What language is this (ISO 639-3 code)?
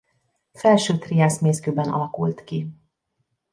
hun